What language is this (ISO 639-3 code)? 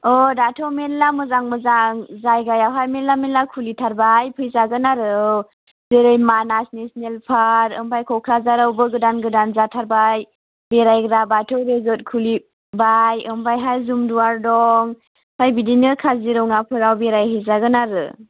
brx